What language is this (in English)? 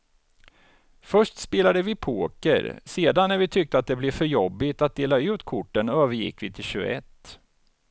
Swedish